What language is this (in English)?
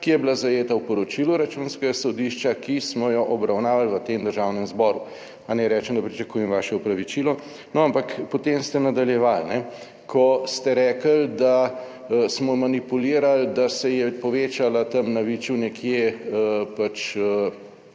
Slovenian